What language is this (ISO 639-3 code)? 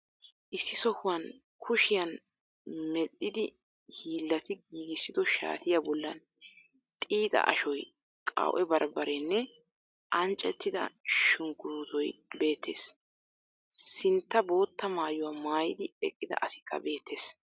wal